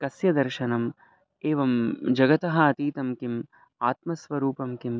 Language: Sanskrit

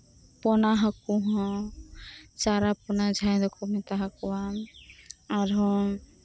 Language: Santali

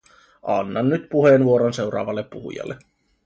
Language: Finnish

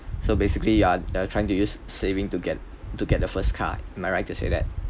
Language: English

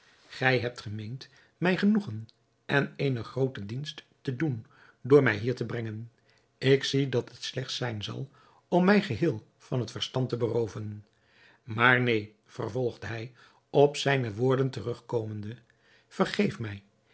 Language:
Dutch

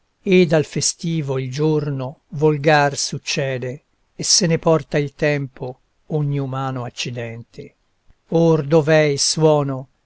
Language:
Italian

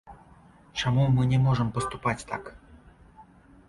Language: Belarusian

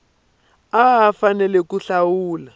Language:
Tsonga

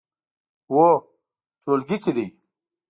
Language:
Pashto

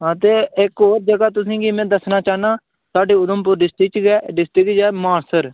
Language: Dogri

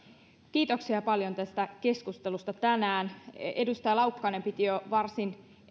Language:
Finnish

